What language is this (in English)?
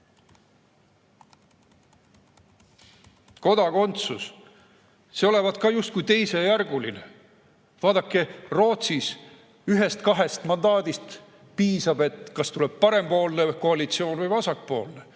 Estonian